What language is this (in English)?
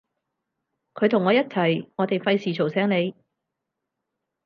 Cantonese